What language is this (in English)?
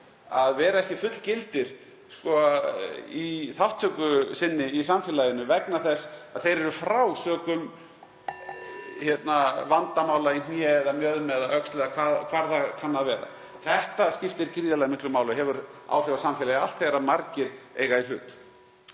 Icelandic